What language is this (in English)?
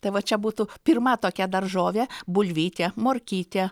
Lithuanian